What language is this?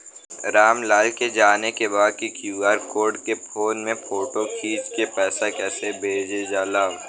Bhojpuri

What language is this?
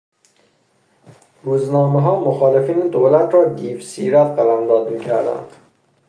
Persian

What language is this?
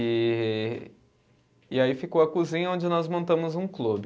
Portuguese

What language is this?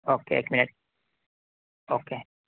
Urdu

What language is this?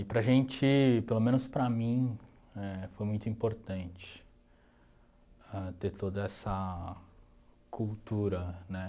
Portuguese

